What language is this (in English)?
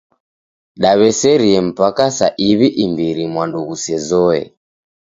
Taita